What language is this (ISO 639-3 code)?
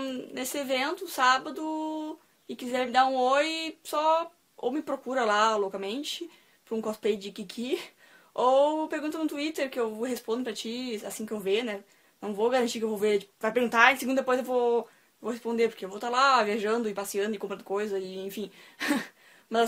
por